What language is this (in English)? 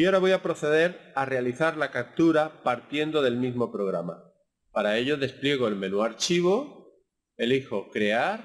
Spanish